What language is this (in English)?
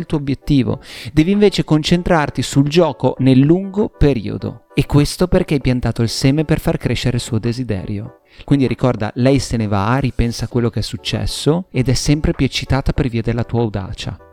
Italian